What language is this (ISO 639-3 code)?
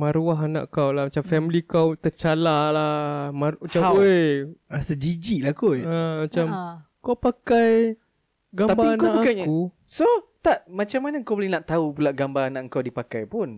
msa